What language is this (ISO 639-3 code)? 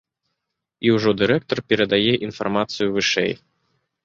bel